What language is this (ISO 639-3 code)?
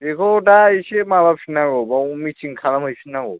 brx